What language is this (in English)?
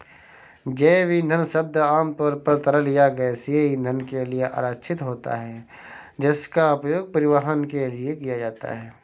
Hindi